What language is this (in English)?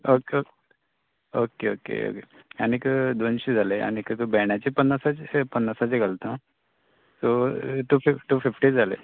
Konkani